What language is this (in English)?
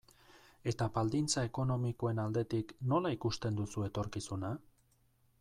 Basque